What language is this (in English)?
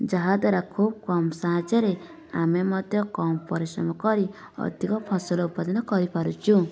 Odia